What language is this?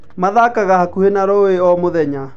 Kikuyu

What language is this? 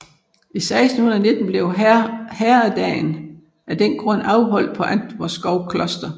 Danish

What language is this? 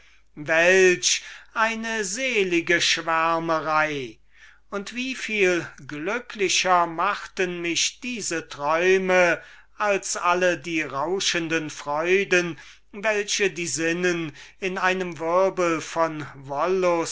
German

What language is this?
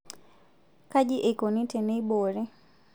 Masai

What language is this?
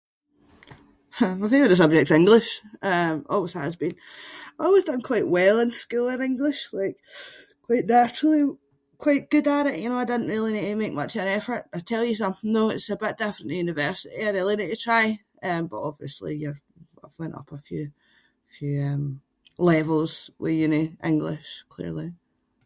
Scots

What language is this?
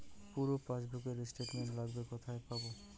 Bangla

